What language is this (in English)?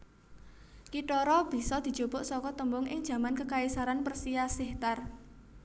Javanese